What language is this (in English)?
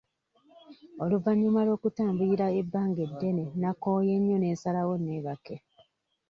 Ganda